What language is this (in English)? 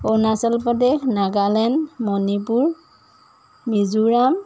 Assamese